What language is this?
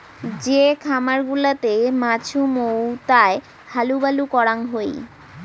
Bangla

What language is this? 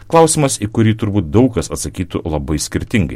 Lithuanian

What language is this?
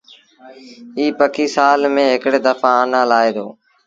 Sindhi Bhil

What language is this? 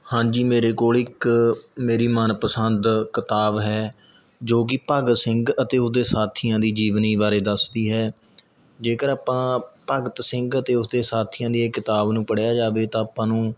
Punjabi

